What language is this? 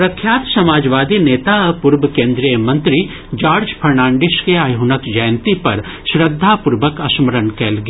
Maithili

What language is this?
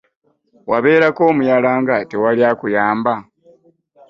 Ganda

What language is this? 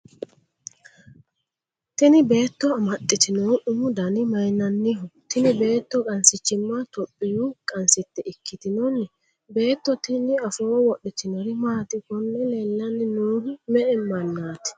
Sidamo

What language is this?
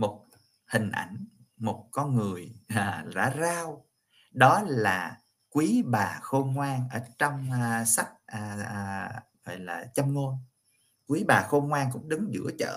Vietnamese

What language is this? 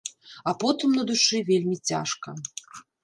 Belarusian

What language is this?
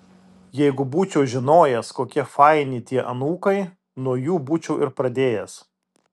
Lithuanian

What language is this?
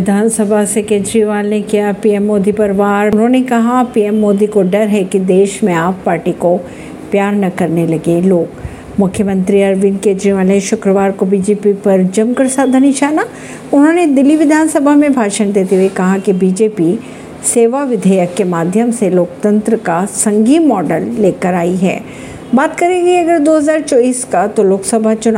Hindi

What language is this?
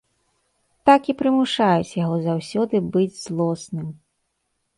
Belarusian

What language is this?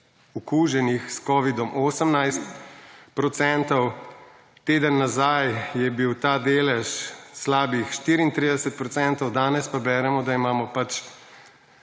Slovenian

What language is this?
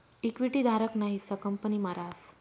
Marathi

